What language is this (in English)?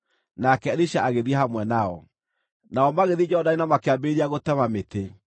Kikuyu